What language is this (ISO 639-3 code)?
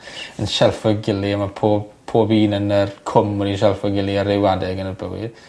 cym